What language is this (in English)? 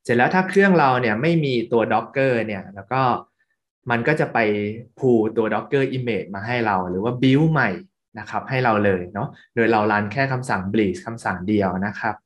Thai